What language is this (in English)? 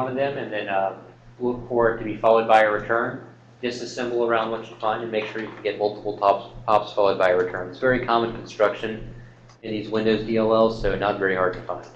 English